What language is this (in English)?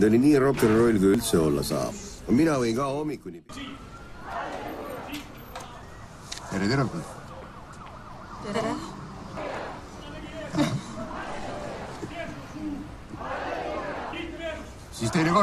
Romanian